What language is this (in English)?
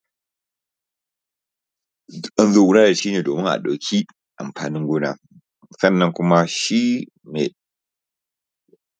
Hausa